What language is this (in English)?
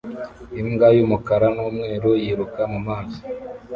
Kinyarwanda